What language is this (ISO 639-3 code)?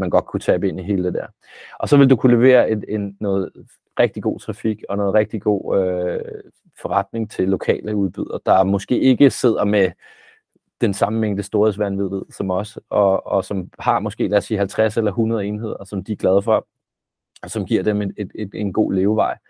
dan